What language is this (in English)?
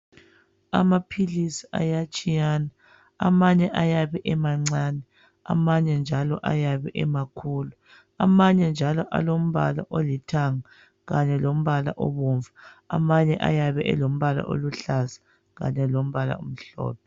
North Ndebele